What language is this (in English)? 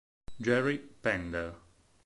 Italian